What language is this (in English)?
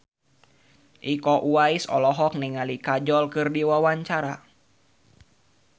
Sundanese